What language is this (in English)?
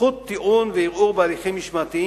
Hebrew